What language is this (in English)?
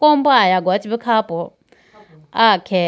Idu-Mishmi